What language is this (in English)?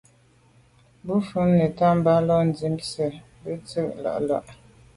Medumba